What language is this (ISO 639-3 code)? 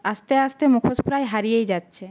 ben